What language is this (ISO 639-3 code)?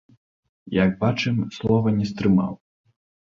bel